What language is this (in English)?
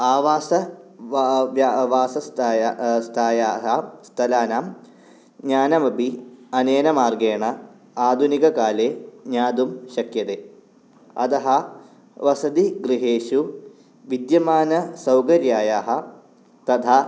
Sanskrit